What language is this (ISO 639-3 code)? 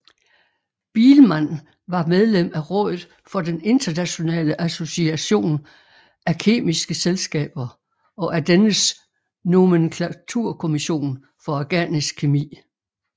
dan